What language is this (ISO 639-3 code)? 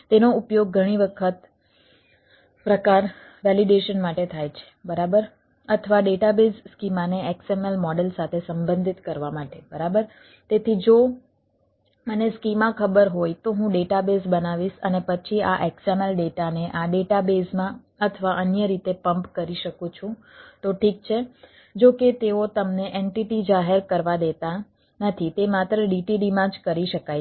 guj